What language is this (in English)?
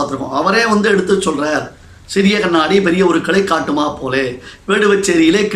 Tamil